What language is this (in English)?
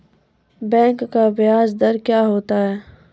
Maithili